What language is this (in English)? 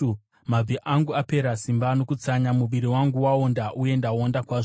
Shona